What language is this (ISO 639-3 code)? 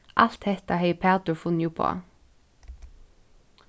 fao